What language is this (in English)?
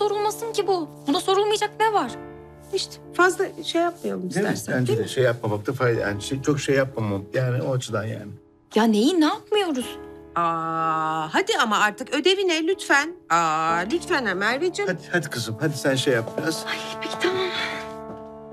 Turkish